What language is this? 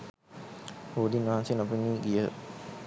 Sinhala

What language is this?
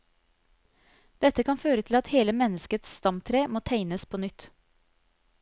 Norwegian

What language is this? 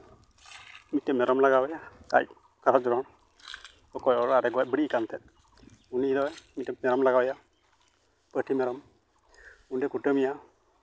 Santali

